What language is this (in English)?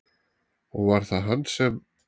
Icelandic